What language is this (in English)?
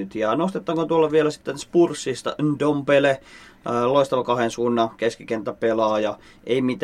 Finnish